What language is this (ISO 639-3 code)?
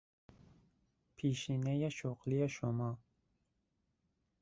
fas